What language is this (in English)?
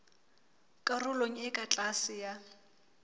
Southern Sotho